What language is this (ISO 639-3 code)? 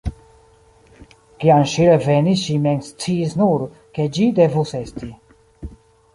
epo